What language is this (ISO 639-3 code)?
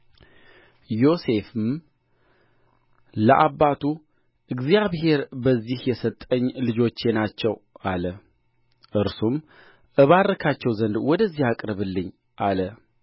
amh